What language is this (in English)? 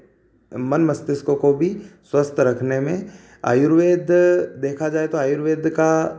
Hindi